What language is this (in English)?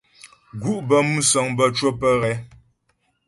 Ghomala